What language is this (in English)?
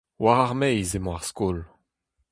Breton